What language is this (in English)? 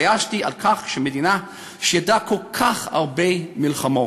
Hebrew